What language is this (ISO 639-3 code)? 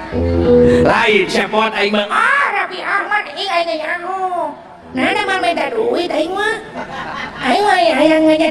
ind